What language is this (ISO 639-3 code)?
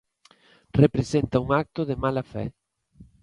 glg